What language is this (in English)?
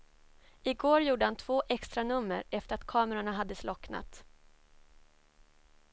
Swedish